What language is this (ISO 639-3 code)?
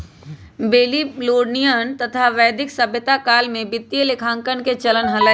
mag